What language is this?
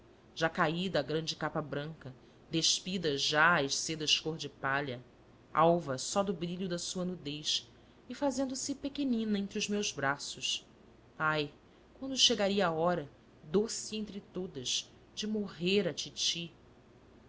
Portuguese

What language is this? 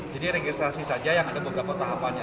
Indonesian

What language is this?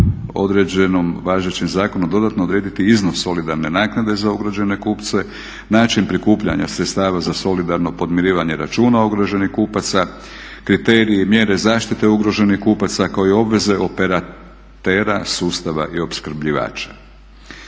Croatian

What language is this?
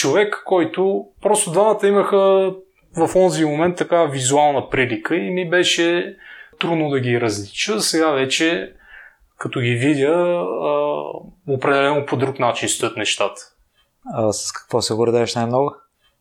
Bulgarian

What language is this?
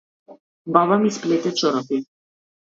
Macedonian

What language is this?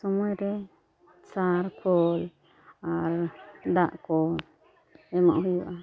Santali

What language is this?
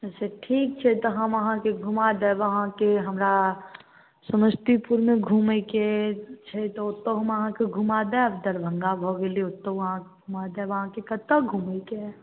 Maithili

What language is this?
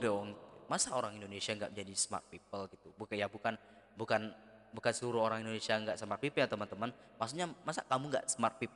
Indonesian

